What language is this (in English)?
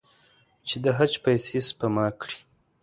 Pashto